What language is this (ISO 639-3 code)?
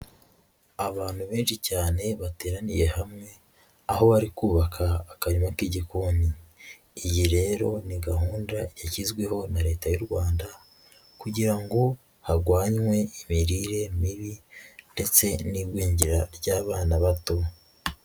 kin